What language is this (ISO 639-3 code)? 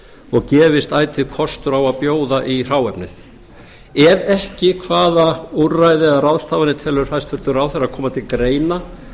isl